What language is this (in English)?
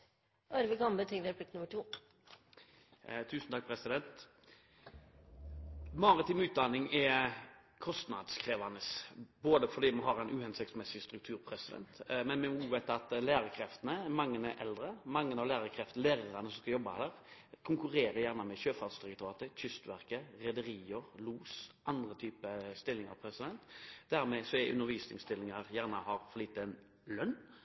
Norwegian